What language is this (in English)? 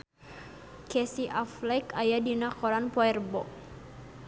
Sundanese